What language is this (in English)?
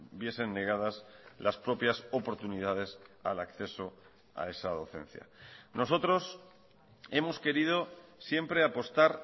Spanish